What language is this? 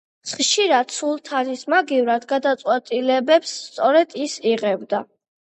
Georgian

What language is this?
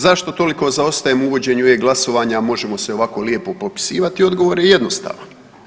Croatian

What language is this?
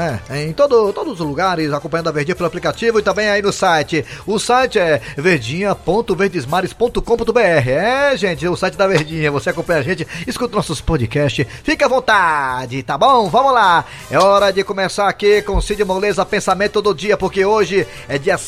Portuguese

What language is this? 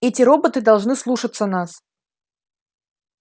Russian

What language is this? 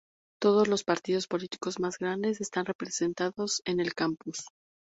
Spanish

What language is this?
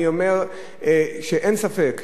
Hebrew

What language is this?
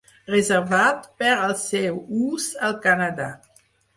Catalan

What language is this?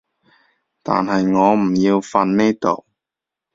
Cantonese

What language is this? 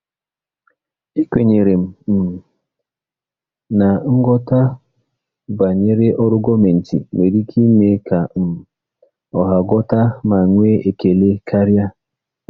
Igbo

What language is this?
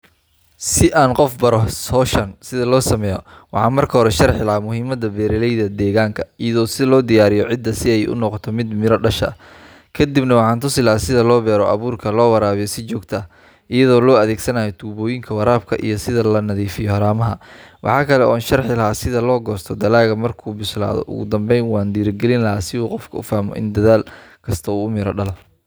Somali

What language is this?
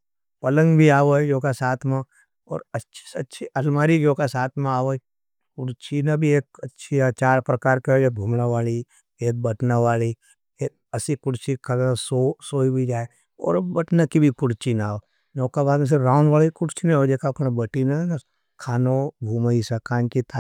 Nimadi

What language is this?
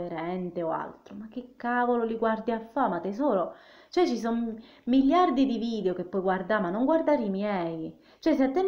Italian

